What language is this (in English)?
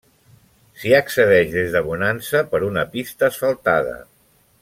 Catalan